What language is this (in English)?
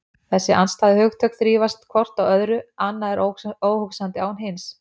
Icelandic